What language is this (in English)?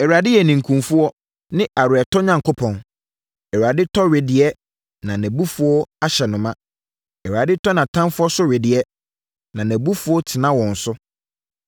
Akan